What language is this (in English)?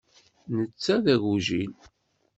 Kabyle